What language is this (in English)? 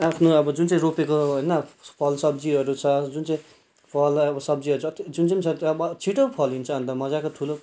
Nepali